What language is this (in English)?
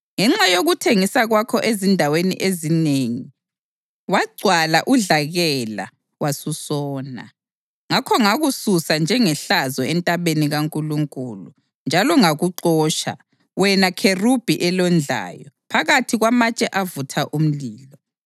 North Ndebele